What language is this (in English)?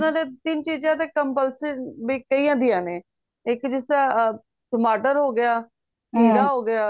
Punjabi